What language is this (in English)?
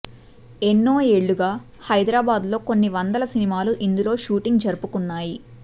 Telugu